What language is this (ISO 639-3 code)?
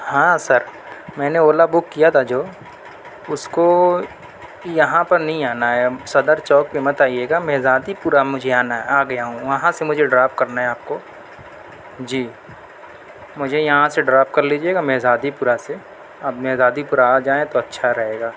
urd